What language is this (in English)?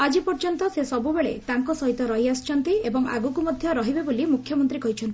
Odia